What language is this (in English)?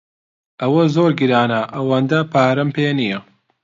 Central Kurdish